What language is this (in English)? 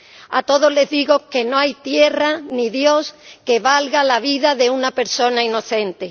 Spanish